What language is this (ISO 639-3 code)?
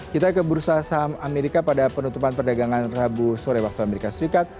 ind